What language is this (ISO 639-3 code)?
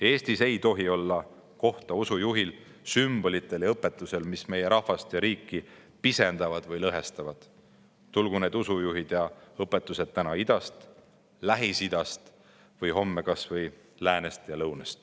est